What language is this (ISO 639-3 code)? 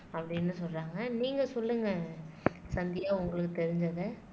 tam